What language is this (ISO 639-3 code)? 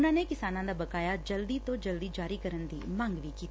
pan